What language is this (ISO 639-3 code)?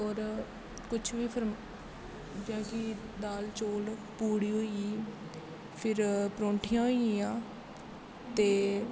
doi